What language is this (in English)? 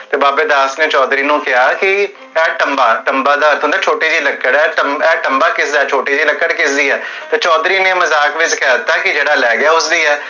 Punjabi